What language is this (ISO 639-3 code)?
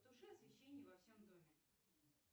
rus